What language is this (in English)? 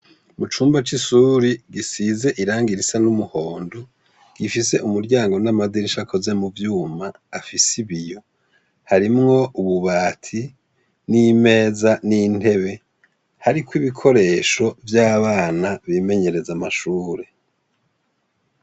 Rundi